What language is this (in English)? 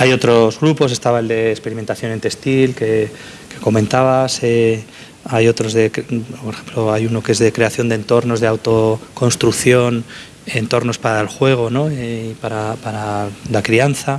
Spanish